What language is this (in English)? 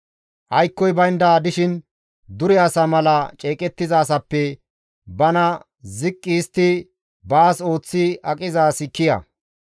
Gamo